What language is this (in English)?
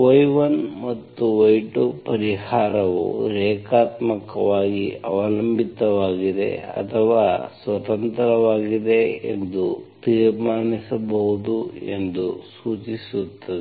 Kannada